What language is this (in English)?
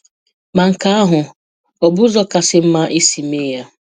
Igbo